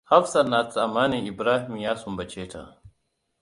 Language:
Hausa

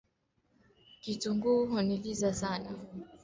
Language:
Swahili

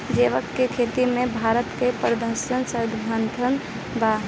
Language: Bhojpuri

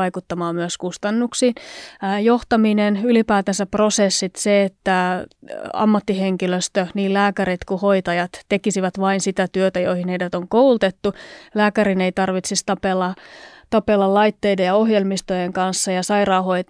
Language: Finnish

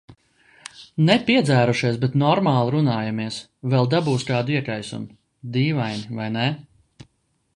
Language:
Latvian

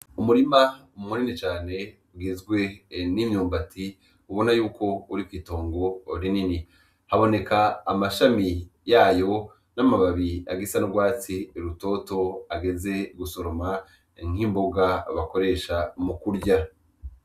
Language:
Rundi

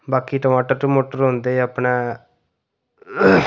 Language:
Dogri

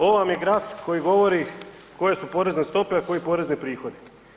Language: Croatian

